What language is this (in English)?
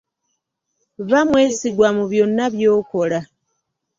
Ganda